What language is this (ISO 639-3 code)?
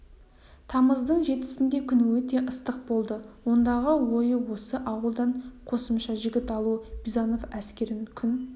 kaz